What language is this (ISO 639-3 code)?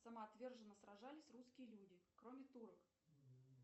rus